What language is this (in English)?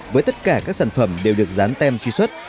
Vietnamese